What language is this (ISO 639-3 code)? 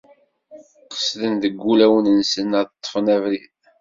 kab